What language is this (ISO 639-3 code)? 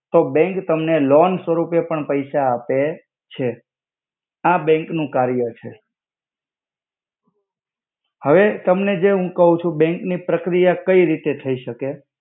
guj